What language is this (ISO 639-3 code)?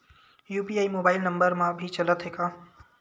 hne